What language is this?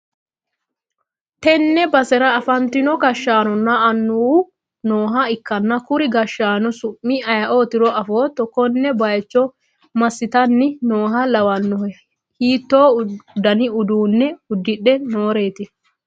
Sidamo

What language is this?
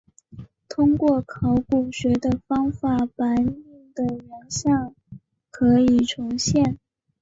Chinese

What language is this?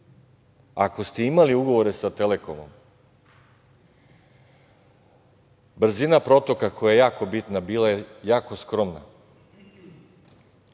Serbian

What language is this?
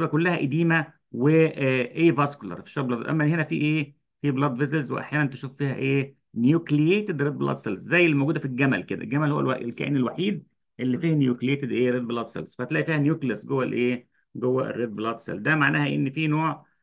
Arabic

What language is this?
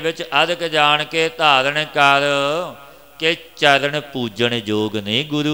Hindi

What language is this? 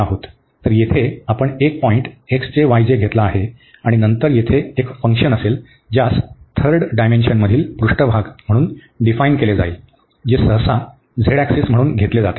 Marathi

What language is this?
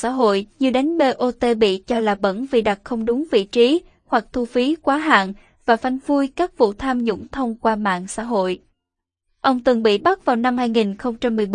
Vietnamese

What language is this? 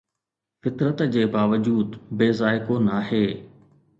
Sindhi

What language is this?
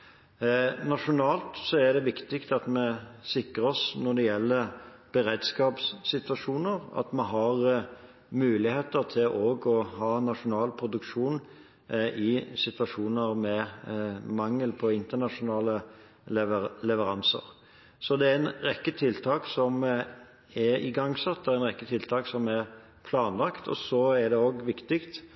Norwegian Bokmål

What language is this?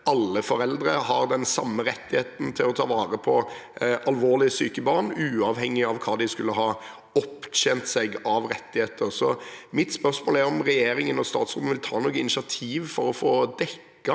Norwegian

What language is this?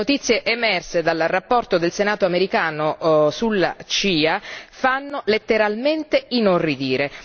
Italian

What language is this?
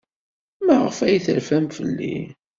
Kabyle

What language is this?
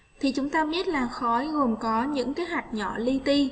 Vietnamese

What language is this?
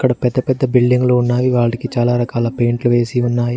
Telugu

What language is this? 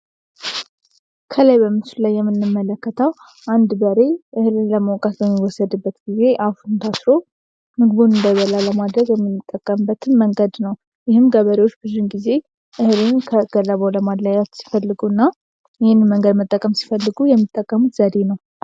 Amharic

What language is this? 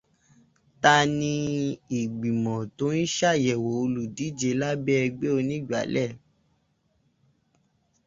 Yoruba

